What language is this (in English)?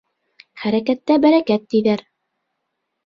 Bashkir